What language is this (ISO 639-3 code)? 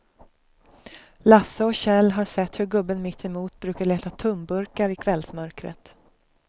swe